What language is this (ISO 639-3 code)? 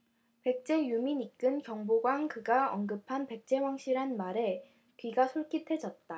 kor